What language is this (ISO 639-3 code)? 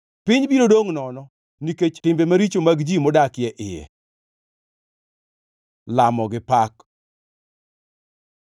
luo